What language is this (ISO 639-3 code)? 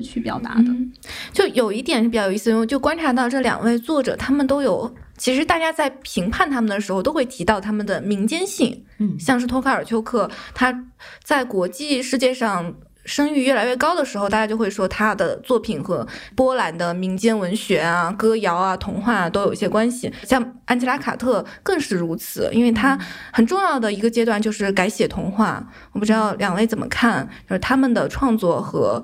zho